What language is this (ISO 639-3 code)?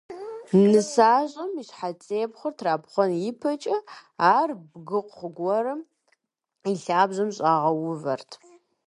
kbd